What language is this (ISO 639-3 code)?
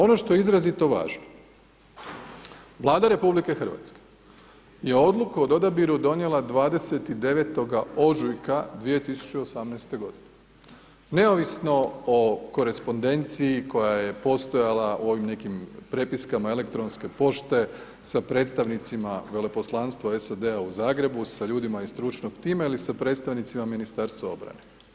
hrv